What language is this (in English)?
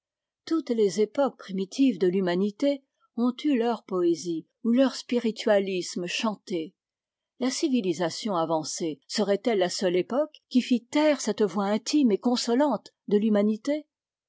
French